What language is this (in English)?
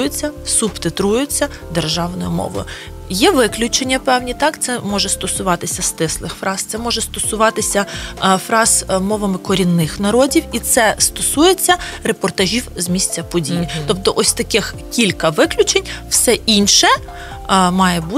Ukrainian